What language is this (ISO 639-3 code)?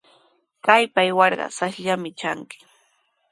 qws